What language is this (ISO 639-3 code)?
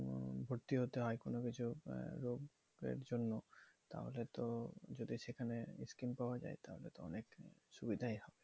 ben